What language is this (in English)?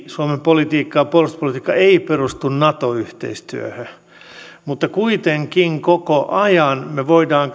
Finnish